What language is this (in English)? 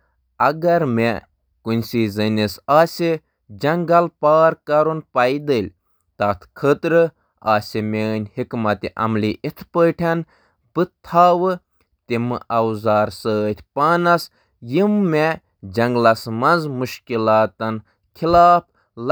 Kashmiri